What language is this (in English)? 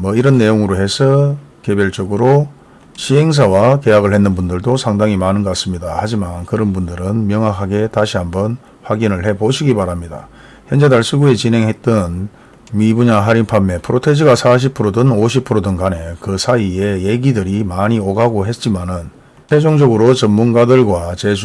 Korean